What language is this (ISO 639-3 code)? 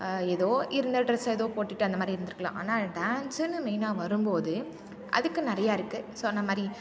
tam